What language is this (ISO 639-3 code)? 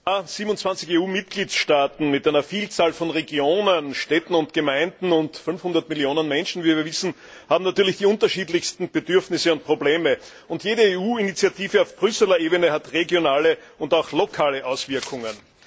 deu